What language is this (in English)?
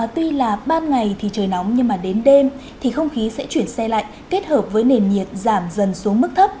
Vietnamese